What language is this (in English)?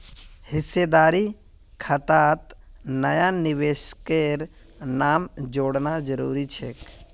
Magahi